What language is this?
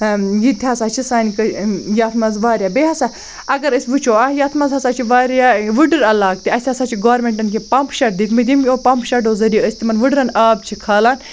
Kashmiri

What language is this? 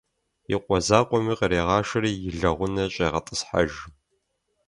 Kabardian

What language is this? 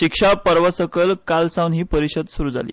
Konkani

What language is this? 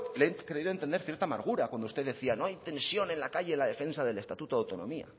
Spanish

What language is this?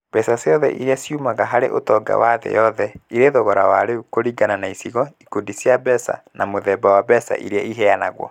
Kikuyu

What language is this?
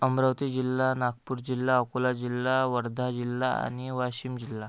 Marathi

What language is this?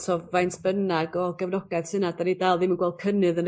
Welsh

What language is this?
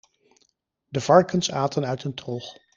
Dutch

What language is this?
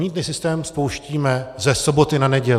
Czech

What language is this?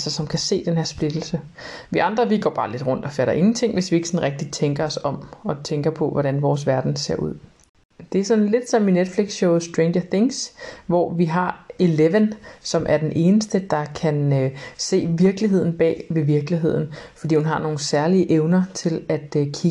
Danish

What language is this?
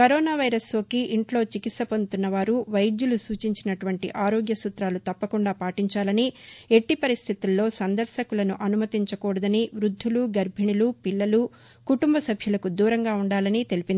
Telugu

